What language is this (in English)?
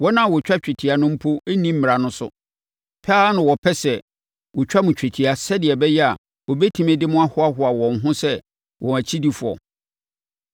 Akan